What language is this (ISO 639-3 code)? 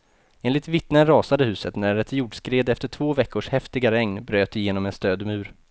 swe